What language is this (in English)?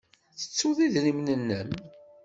Kabyle